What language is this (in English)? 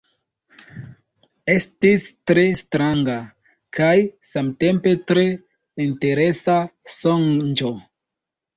Esperanto